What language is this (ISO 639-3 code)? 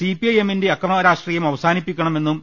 mal